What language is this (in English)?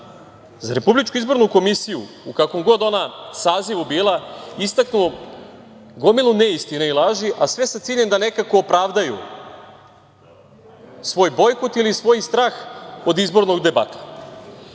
Serbian